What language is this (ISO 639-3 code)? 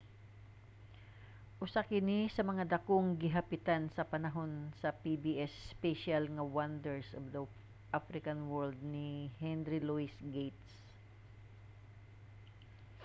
ceb